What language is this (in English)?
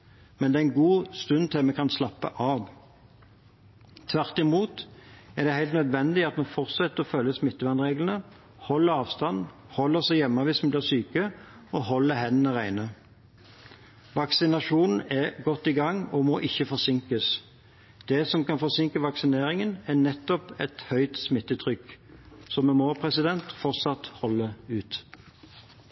Norwegian Bokmål